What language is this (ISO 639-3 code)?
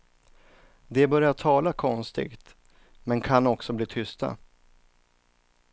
swe